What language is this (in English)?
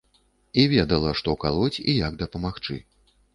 Belarusian